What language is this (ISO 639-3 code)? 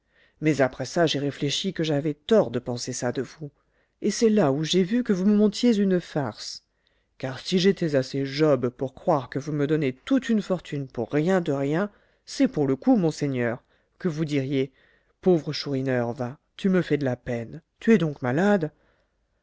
fra